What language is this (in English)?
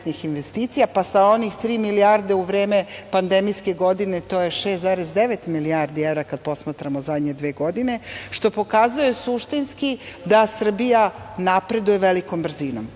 Serbian